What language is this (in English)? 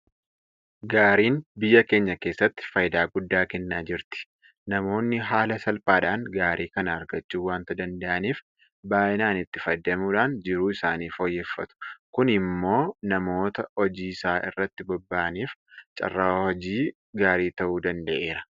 Oromo